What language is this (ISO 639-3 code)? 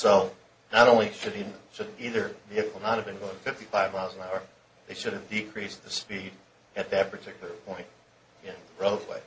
eng